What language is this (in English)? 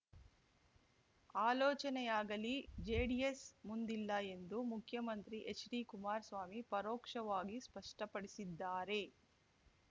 Kannada